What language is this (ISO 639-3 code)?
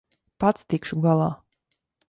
lav